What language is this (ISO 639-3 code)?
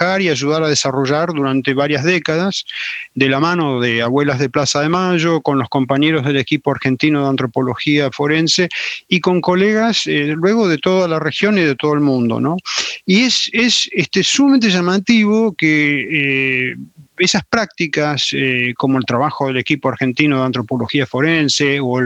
spa